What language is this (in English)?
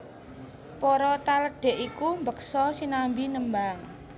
Javanese